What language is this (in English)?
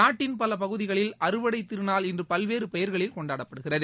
Tamil